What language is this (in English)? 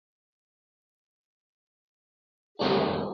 Luo (Kenya and Tanzania)